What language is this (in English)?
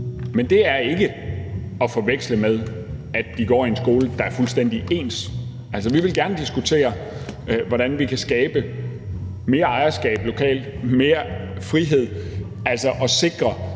Danish